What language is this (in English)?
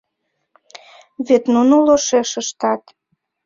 Mari